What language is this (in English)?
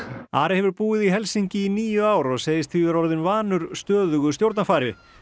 Icelandic